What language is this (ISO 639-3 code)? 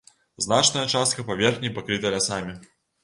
bel